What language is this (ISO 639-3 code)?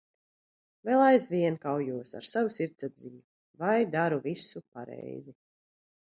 lav